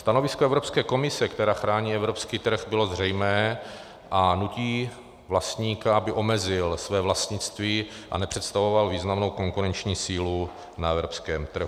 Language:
Czech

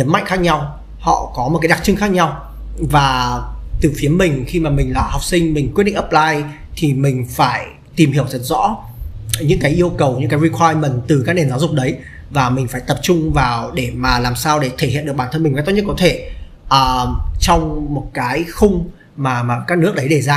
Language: Vietnamese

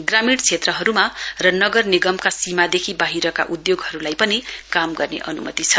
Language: Nepali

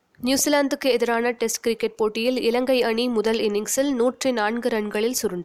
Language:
Tamil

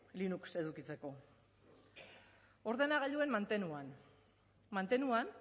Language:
Basque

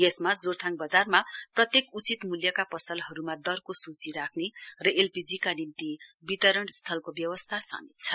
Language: Nepali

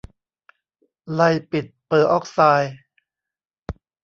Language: Thai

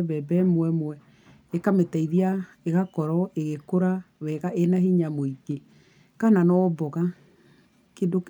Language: Kikuyu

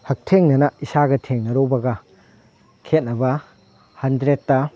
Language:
Manipuri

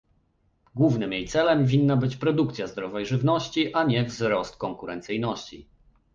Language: Polish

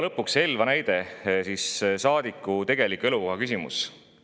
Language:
Estonian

